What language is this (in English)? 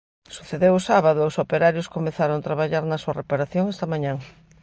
Galician